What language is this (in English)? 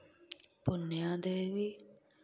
Dogri